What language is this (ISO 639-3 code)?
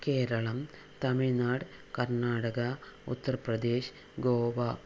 mal